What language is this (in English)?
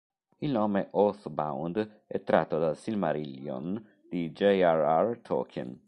Italian